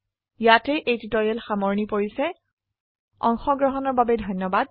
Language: Assamese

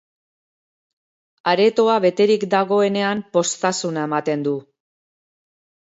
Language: Basque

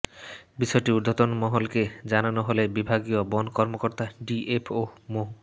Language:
Bangla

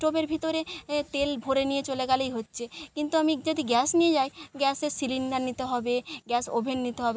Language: Bangla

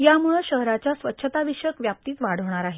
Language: Marathi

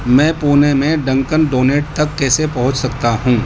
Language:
Urdu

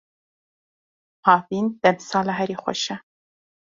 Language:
Kurdish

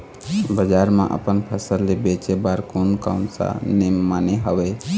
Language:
Chhattisgarhi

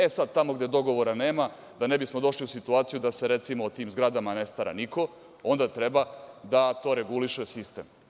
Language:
Serbian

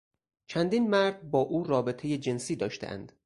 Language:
Persian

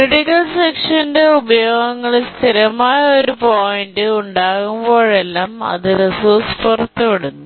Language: Malayalam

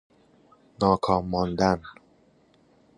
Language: Persian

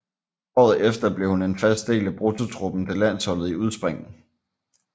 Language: Danish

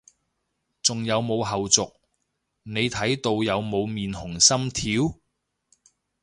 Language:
Cantonese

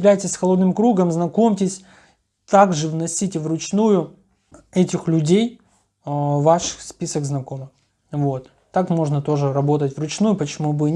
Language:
Russian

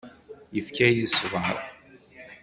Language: Kabyle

